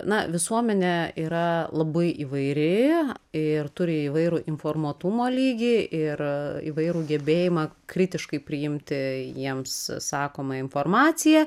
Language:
Lithuanian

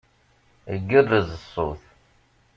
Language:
Kabyle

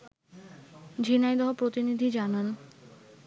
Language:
Bangla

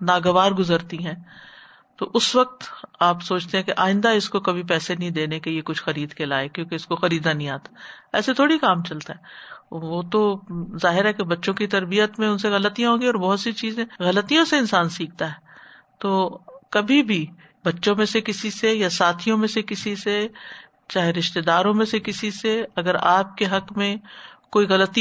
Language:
Urdu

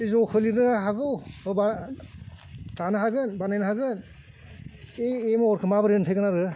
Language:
Bodo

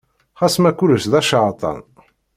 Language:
Kabyle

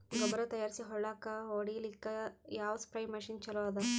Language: Kannada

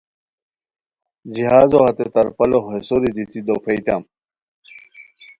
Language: Khowar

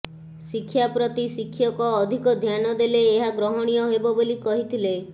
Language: Odia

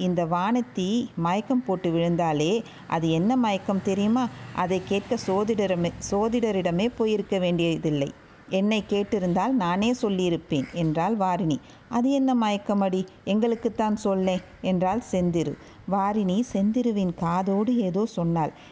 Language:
Tamil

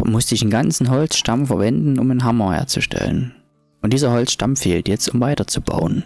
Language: German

